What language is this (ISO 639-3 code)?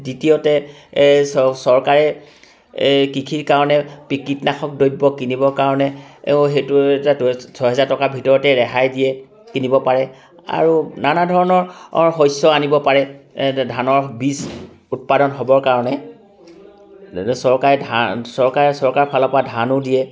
asm